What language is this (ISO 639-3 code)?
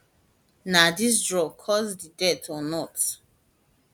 pcm